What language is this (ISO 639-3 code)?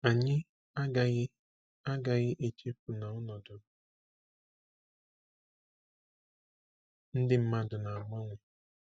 ibo